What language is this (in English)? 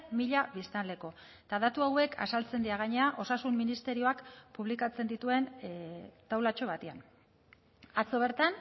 Basque